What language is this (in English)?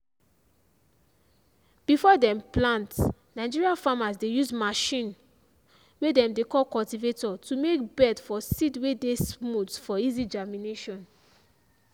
Nigerian Pidgin